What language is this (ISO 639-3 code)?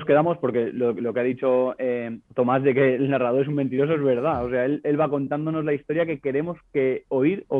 spa